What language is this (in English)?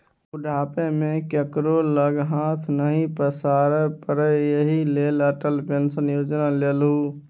Maithili